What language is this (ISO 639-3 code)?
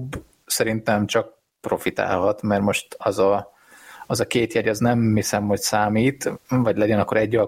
hun